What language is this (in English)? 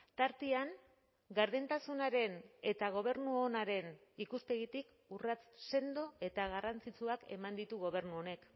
Basque